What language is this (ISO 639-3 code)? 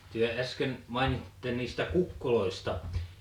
fin